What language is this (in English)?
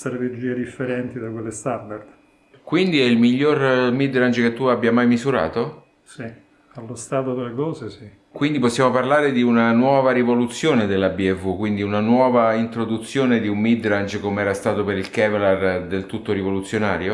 Italian